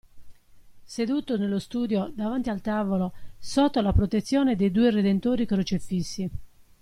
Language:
Italian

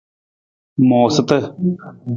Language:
Nawdm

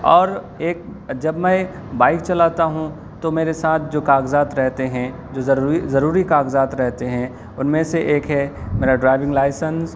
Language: Urdu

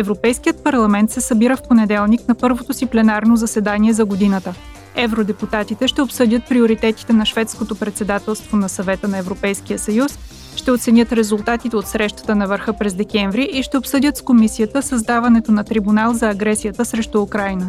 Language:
Bulgarian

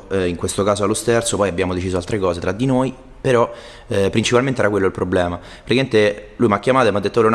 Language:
Italian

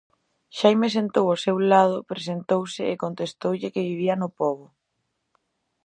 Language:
Galician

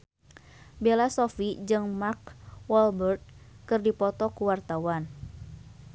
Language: Sundanese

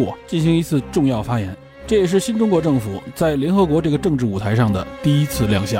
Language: Chinese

